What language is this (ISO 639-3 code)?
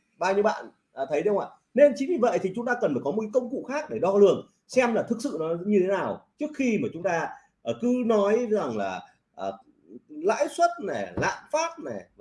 vie